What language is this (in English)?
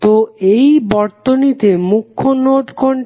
Bangla